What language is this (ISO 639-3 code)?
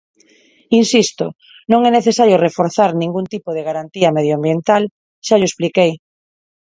glg